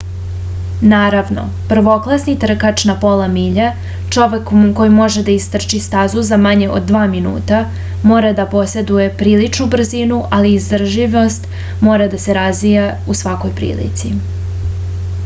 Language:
Serbian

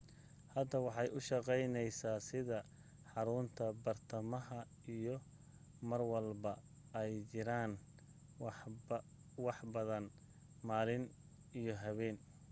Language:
Somali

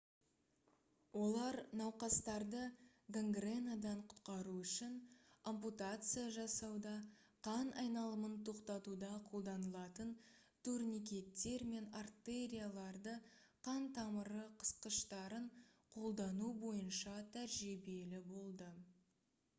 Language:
Kazakh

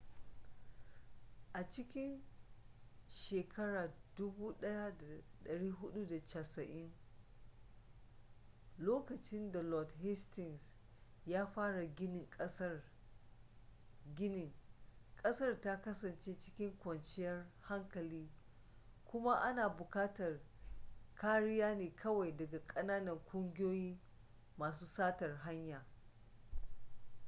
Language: Hausa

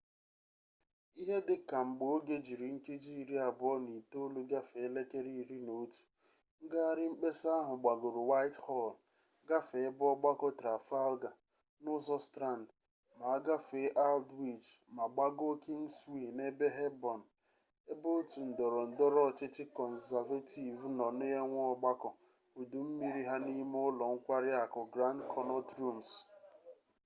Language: Igbo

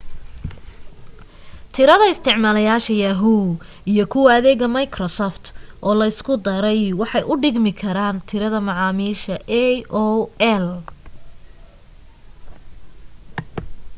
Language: Somali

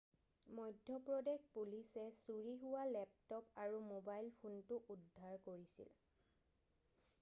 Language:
Assamese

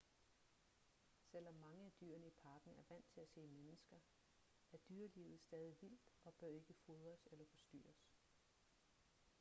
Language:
Danish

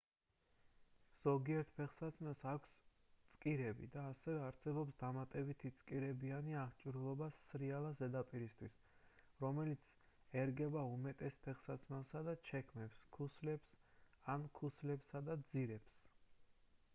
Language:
Georgian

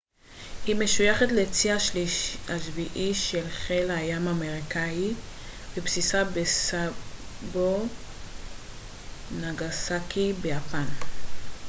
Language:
Hebrew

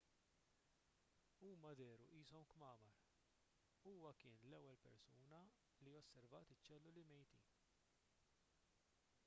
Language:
Maltese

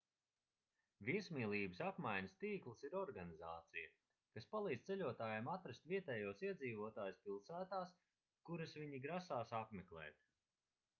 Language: Latvian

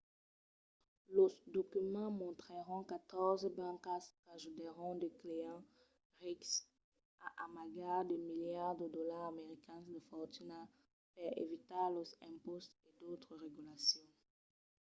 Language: Occitan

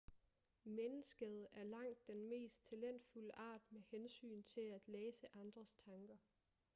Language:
Danish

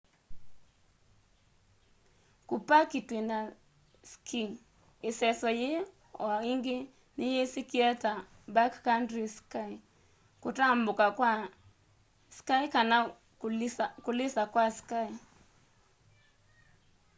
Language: Kamba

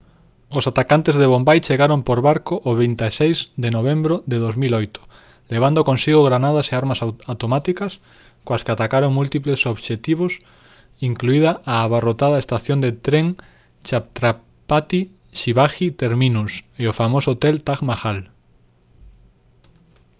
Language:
Galician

